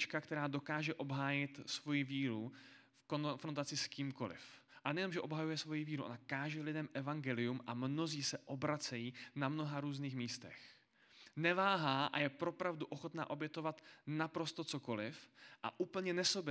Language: Czech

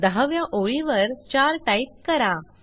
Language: Marathi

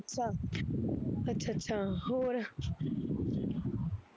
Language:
Punjabi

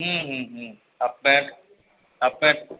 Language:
Odia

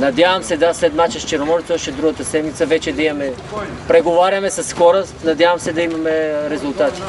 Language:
Bulgarian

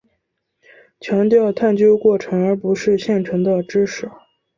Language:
Chinese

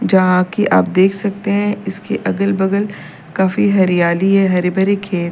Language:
Hindi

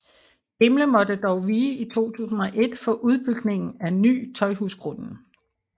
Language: Danish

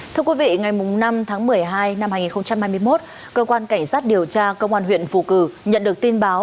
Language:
Vietnamese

